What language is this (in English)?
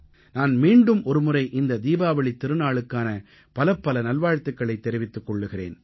Tamil